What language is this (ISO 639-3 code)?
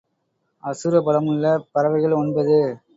tam